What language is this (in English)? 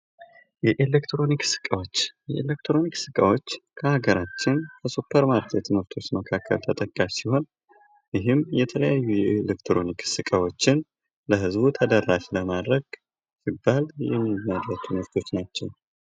Amharic